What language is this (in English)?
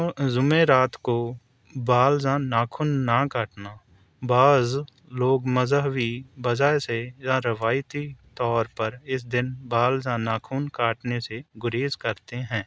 Urdu